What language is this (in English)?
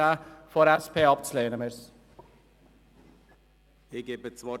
Swiss German